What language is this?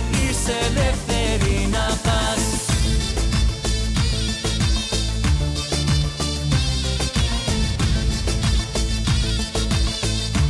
Greek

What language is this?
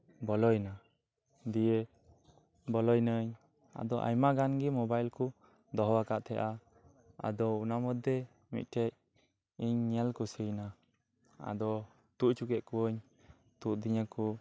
Santali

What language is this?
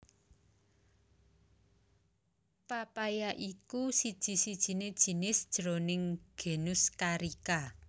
Javanese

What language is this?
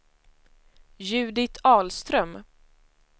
Swedish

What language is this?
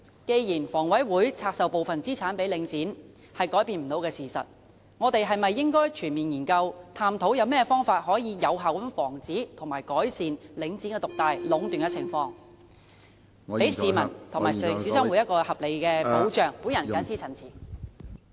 Cantonese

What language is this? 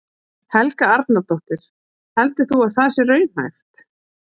Icelandic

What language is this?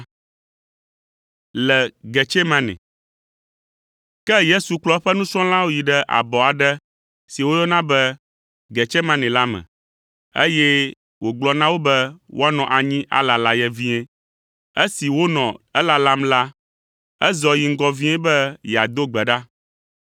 Ewe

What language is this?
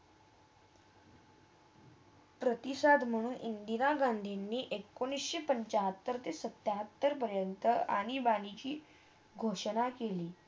Marathi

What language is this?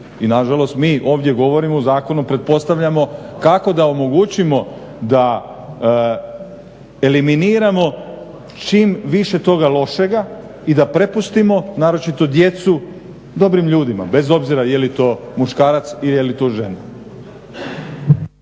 Croatian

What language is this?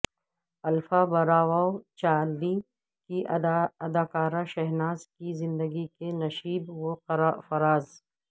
Urdu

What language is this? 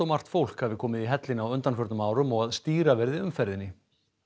Icelandic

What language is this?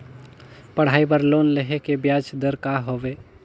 Chhattisgarhi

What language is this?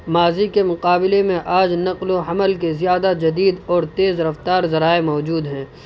Urdu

